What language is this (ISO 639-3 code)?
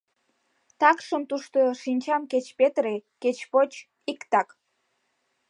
chm